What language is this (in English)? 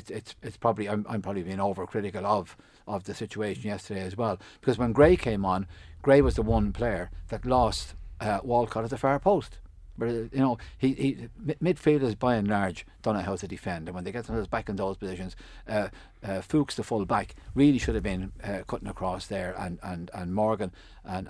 English